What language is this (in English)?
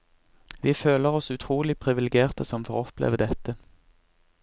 Norwegian